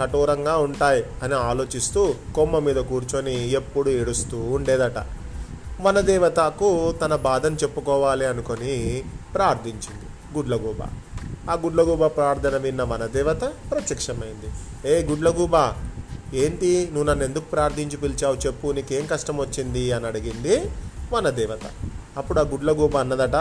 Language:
Telugu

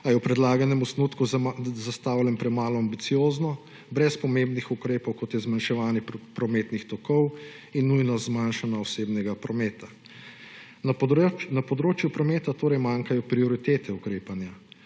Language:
Slovenian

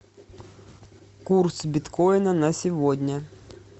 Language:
Russian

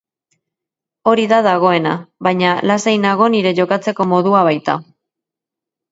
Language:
Basque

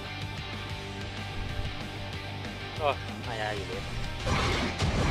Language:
Thai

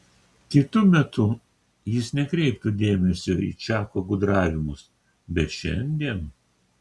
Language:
Lithuanian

